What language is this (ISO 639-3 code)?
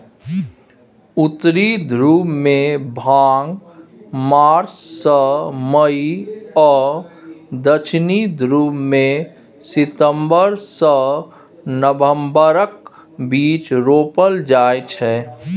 mai